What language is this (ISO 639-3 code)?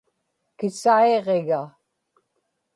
ipk